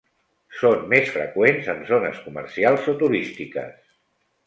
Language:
Catalan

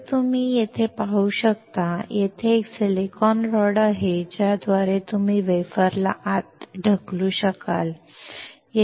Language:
Marathi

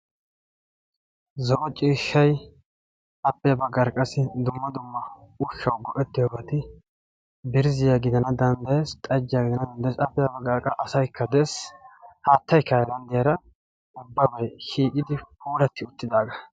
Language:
Wolaytta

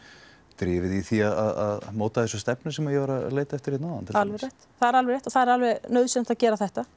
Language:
Icelandic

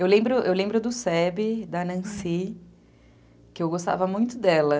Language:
Portuguese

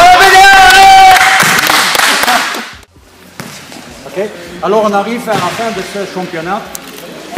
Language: French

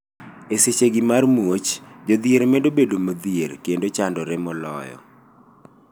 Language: Luo (Kenya and Tanzania)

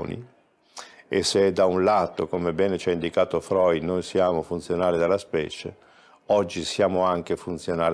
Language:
Italian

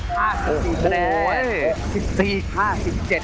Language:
Thai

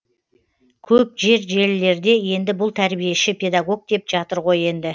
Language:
Kazakh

